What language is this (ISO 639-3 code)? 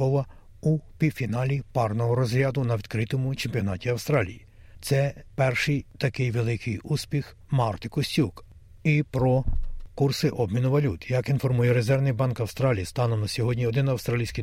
ukr